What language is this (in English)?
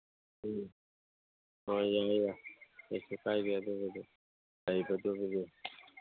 Manipuri